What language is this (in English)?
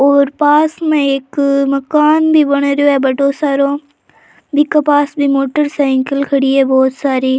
Rajasthani